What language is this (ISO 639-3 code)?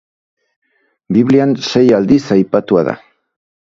eus